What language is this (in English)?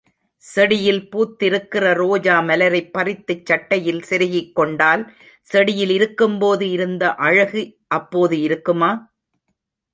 Tamil